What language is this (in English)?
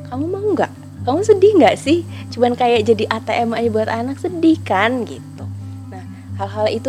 Indonesian